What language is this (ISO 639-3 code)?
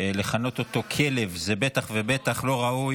heb